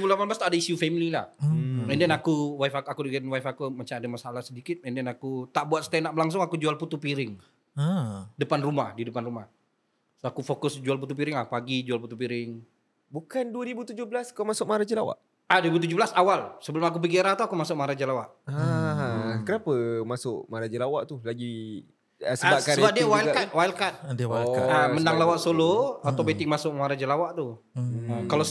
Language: Malay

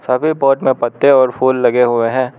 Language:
Hindi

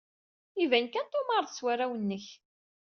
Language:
Kabyle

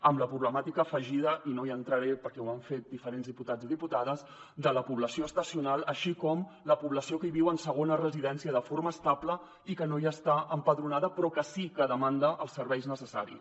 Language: Catalan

